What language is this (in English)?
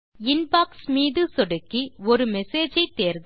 Tamil